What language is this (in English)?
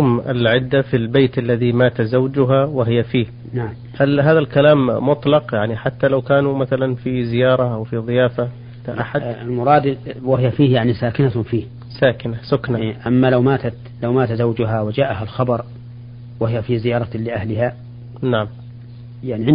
Arabic